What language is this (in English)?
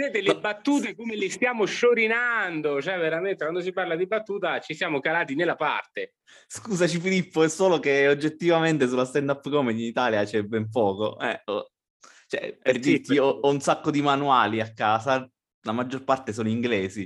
Italian